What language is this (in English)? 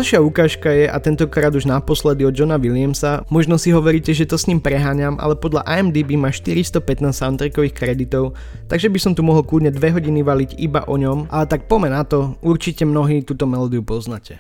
Slovak